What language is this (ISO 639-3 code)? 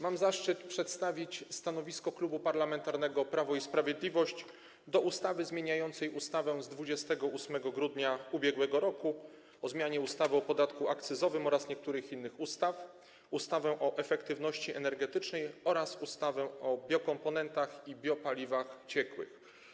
pol